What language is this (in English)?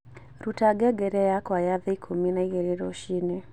Kikuyu